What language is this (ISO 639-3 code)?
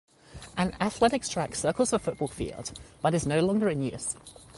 eng